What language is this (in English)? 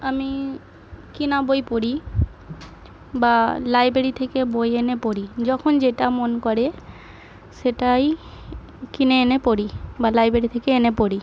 Bangla